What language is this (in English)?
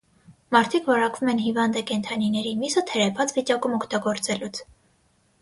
Armenian